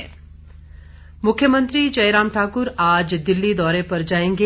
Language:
Hindi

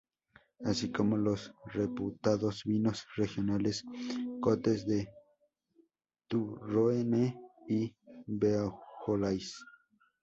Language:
Spanish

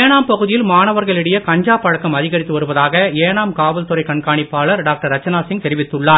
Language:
Tamil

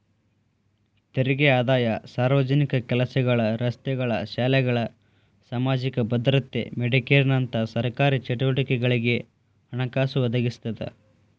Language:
Kannada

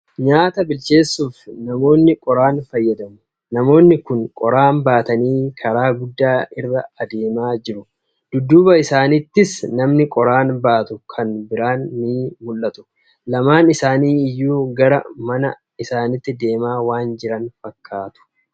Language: Oromo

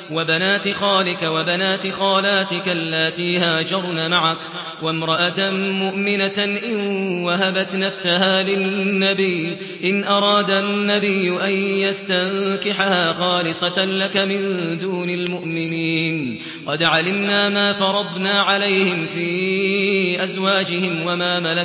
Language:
Arabic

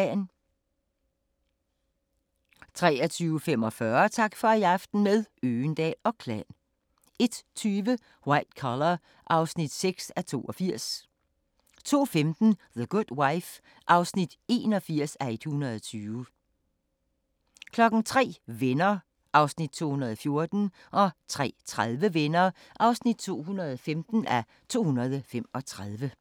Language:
Danish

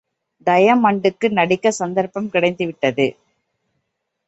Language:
Tamil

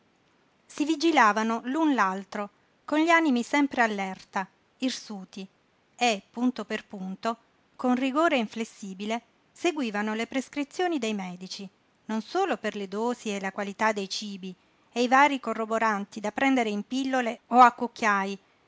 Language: Italian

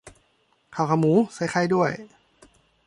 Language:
Thai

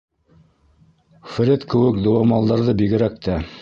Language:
Bashkir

